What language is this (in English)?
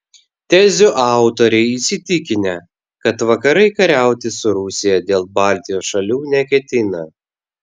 Lithuanian